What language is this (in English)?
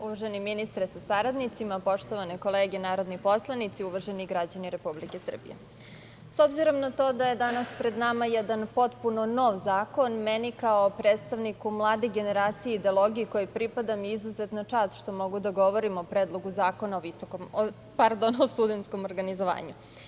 Serbian